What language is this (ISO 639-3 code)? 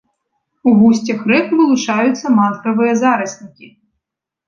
bel